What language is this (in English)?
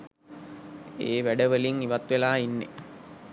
Sinhala